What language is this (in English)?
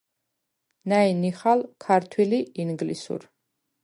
Svan